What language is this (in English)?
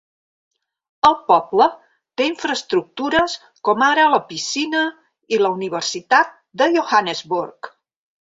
Catalan